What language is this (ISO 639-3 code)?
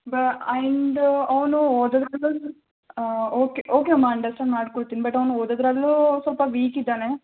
kan